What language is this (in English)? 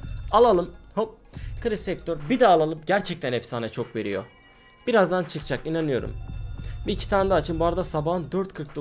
Turkish